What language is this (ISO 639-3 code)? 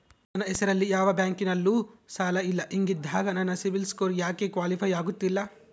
kan